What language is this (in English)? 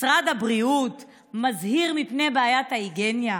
Hebrew